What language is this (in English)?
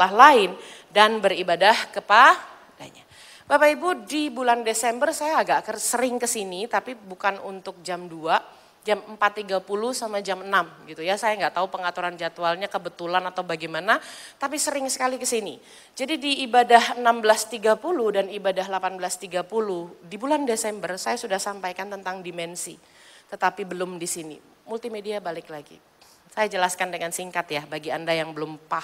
Indonesian